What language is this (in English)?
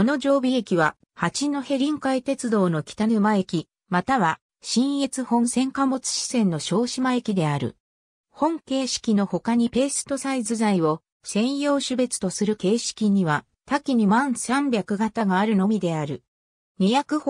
Japanese